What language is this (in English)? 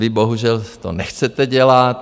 Czech